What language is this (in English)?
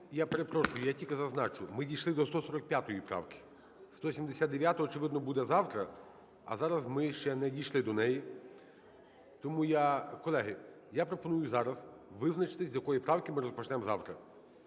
Ukrainian